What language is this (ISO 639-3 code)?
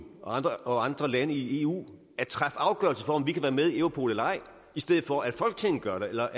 dan